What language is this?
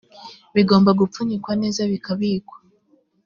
Kinyarwanda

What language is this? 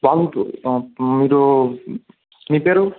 Telugu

